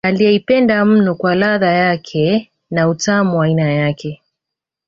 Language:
Swahili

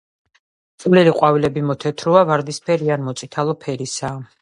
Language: Georgian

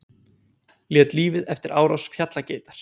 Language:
Icelandic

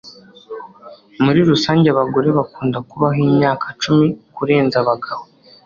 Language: Kinyarwanda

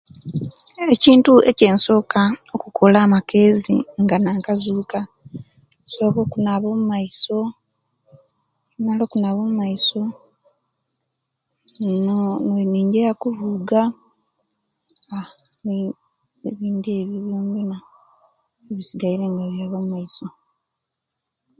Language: Kenyi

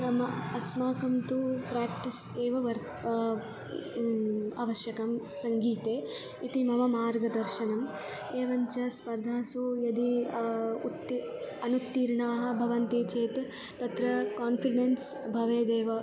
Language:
Sanskrit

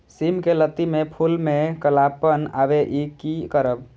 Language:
Maithili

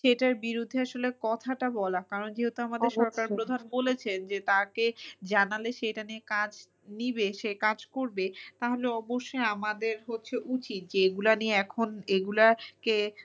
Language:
Bangla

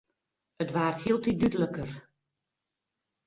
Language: Western Frisian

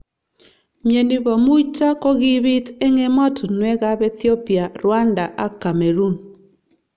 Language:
Kalenjin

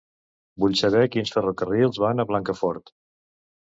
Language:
Catalan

